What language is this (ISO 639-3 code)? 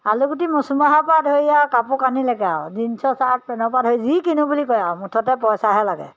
asm